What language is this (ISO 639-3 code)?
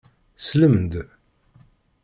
kab